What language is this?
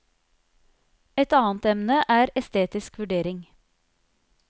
Norwegian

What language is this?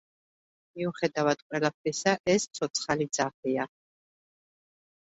Georgian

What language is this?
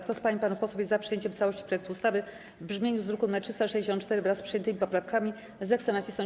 Polish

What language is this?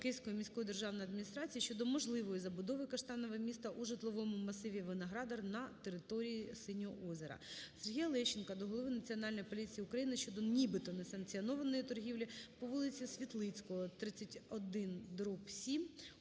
Ukrainian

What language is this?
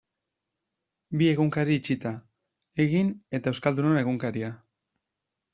Basque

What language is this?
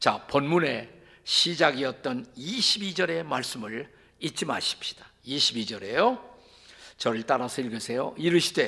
Korean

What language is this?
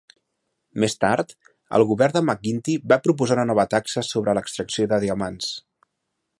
Catalan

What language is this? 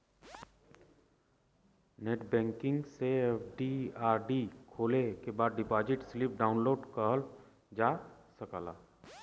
Bhojpuri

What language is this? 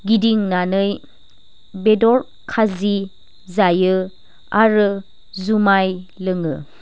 Bodo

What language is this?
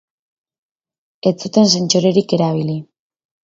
Basque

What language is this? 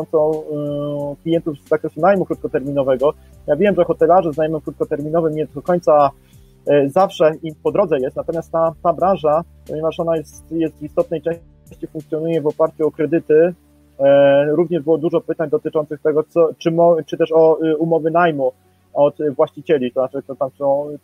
Polish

